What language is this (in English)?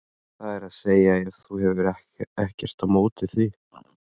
Icelandic